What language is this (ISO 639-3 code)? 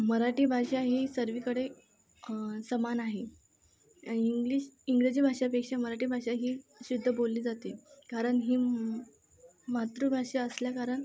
mar